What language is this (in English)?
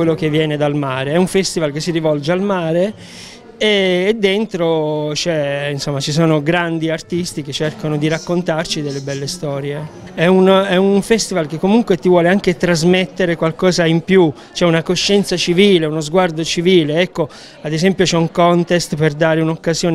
Italian